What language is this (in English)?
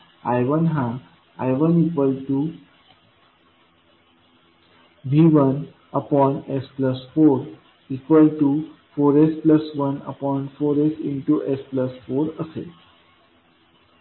Marathi